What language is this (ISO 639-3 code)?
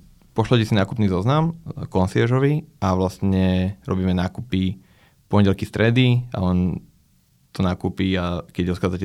slk